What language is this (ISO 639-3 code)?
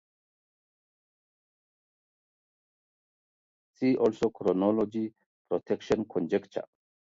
eng